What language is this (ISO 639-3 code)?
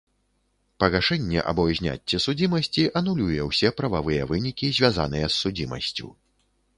bel